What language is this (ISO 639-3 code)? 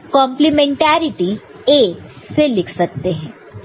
hin